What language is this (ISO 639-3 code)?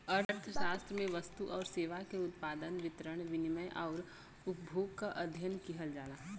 bho